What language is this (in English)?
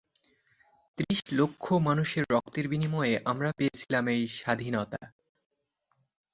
Bangla